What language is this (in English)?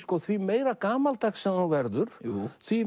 Icelandic